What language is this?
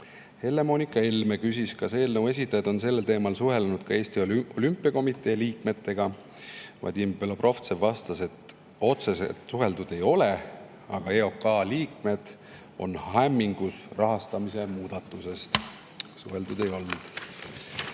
Estonian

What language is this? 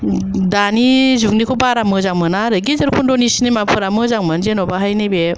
Bodo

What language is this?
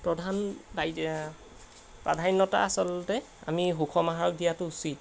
Assamese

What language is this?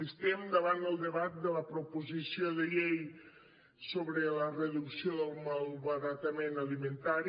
Catalan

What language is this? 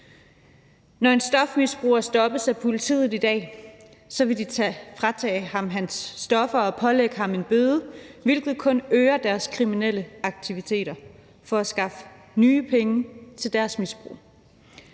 Danish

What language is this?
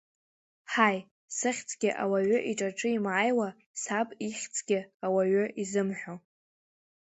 Abkhazian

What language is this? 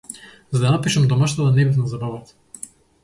Macedonian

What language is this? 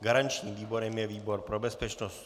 Czech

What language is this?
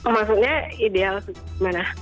Indonesian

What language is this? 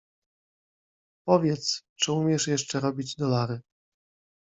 Polish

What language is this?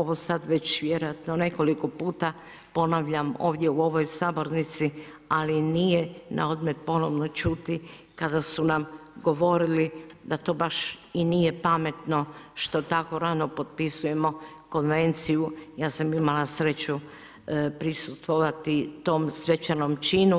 Croatian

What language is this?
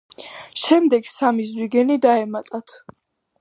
Georgian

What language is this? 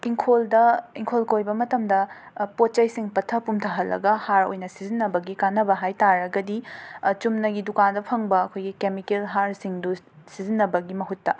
Manipuri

